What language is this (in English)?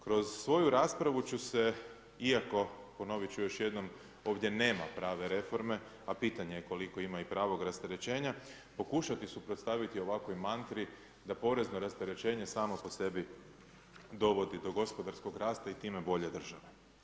Croatian